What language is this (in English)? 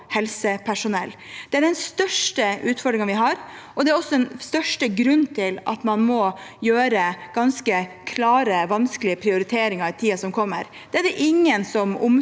Norwegian